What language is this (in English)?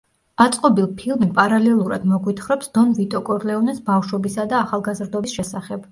Georgian